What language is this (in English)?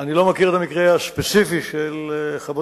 Hebrew